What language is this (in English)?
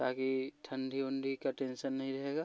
Hindi